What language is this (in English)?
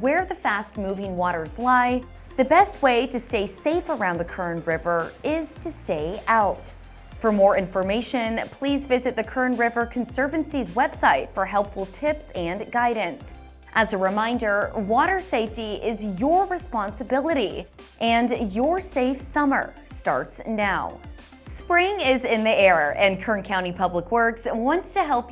English